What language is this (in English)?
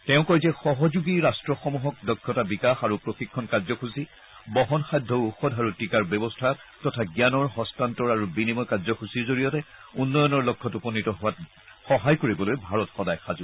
Assamese